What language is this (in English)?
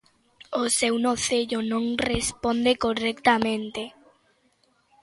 Galician